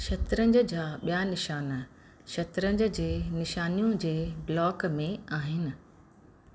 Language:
Sindhi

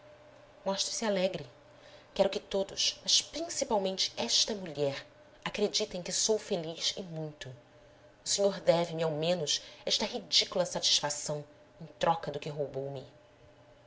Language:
Portuguese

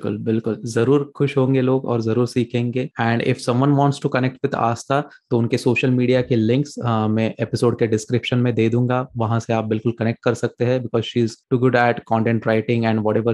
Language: Hindi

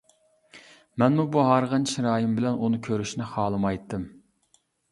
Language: Uyghur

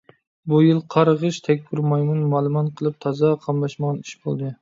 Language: Uyghur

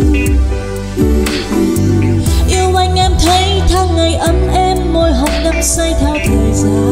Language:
Vietnamese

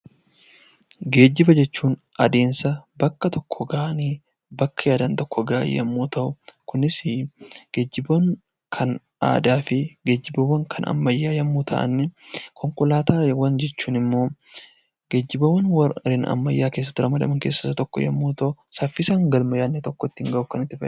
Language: Oromo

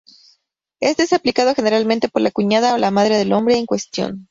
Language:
Spanish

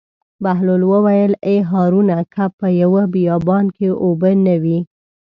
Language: Pashto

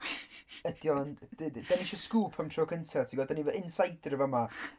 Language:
Welsh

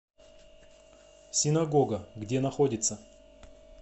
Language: Russian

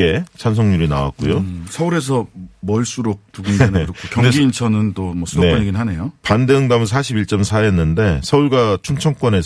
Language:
Korean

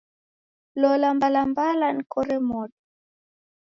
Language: Taita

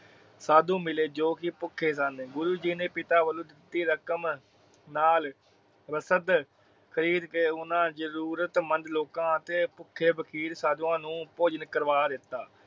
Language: Punjabi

